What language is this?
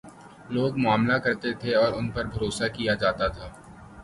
Urdu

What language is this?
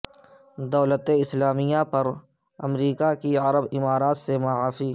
Urdu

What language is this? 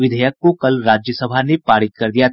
Hindi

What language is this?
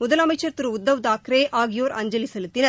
Tamil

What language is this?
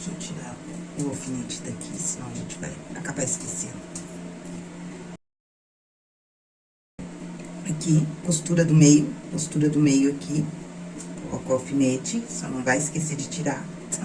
Portuguese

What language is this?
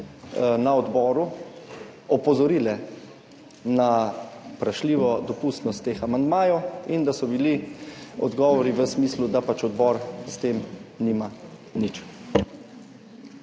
Slovenian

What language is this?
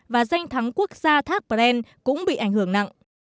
Vietnamese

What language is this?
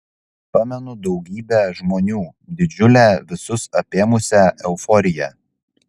Lithuanian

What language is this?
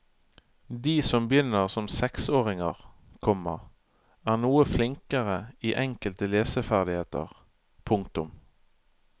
Norwegian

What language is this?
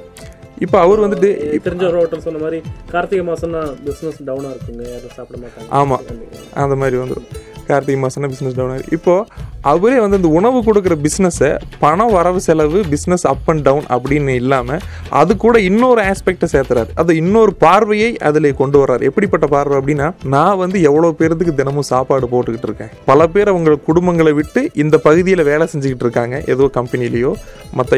Tamil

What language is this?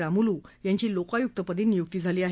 Marathi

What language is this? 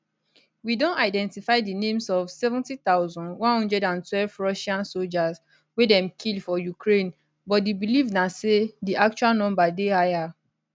Nigerian Pidgin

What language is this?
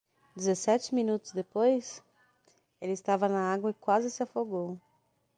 Portuguese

